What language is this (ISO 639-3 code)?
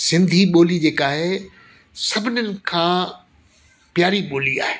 snd